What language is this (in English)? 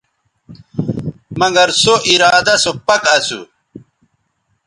Bateri